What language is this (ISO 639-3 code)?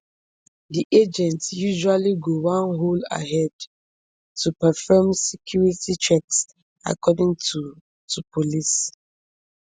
pcm